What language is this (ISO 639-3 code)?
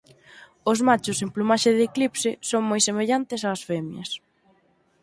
glg